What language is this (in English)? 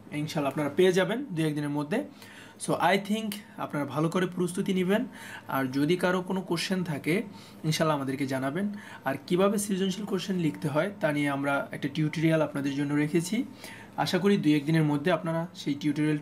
Bangla